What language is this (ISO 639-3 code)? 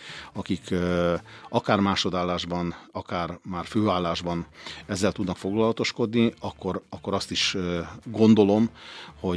hun